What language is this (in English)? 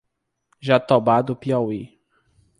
Portuguese